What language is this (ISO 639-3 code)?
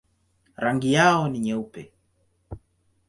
swa